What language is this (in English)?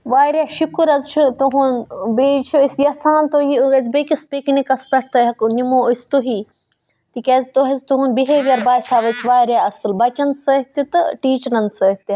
Kashmiri